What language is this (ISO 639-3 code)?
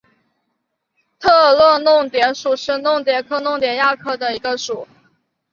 zho